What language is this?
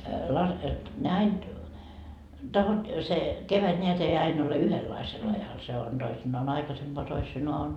Finnish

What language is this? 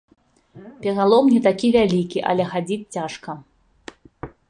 Belarusian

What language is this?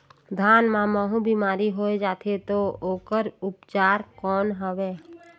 Chhattisgarhi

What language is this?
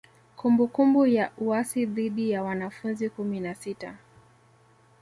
Swahili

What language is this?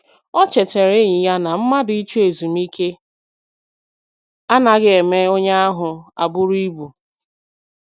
Igbo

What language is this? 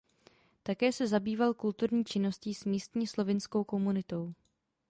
Czech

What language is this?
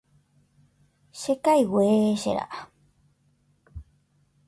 Guarani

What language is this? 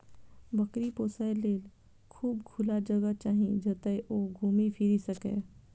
Maithili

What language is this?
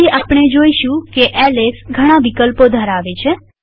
Gujarati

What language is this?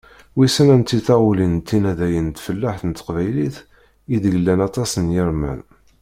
Kabyle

